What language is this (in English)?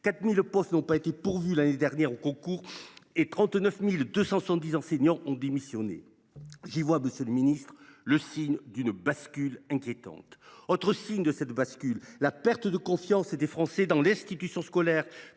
French